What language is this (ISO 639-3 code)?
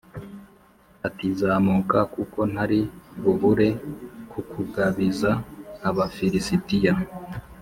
kin